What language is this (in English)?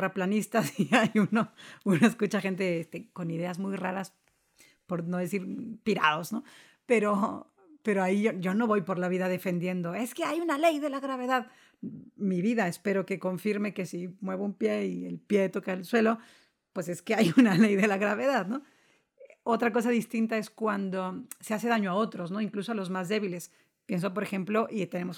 Spanish